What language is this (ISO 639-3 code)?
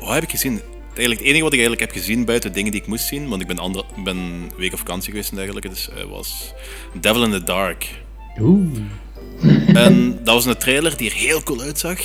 nld